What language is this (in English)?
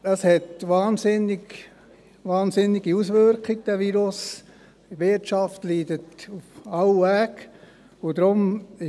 Swiss German